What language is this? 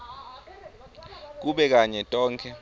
Swati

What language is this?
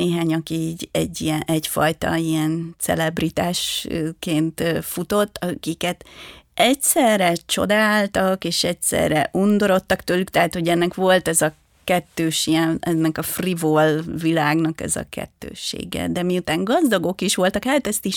Hungarian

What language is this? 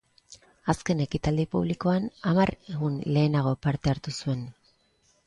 Basque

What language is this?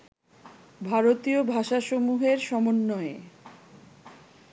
Bangla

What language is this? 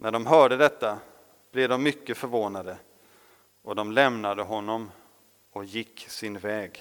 Swedish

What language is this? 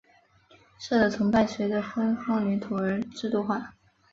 Chinese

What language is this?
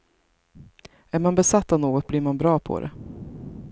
Swedish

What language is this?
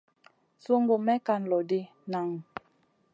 Masana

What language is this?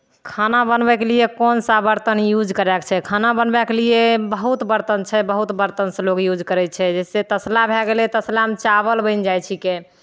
Maithili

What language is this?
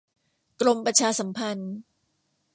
Thai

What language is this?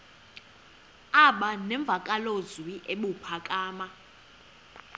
Xhosa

